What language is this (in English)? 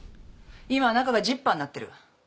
Japanese